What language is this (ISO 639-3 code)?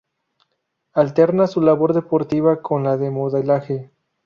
spa